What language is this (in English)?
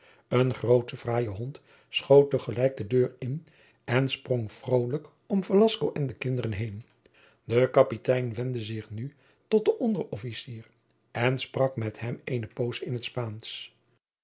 Dutch